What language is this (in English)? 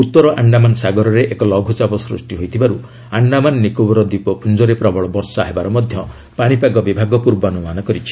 Odia